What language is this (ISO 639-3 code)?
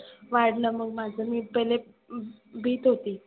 mar